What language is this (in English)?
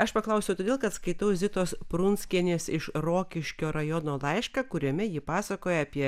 Lithuanian